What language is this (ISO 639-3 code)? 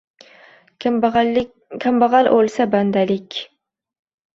uzb